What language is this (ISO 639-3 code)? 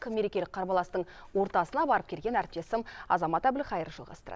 kaz